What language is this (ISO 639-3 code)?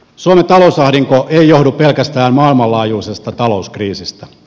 fin